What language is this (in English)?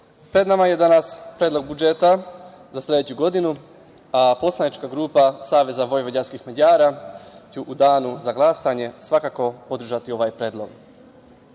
Serbian